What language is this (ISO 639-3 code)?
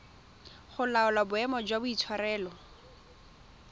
tsn